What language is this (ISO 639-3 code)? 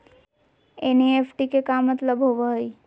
mag